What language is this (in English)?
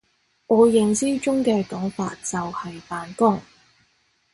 Cantonese